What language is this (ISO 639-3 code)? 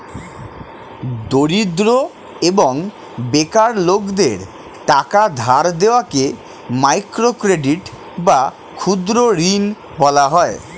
ben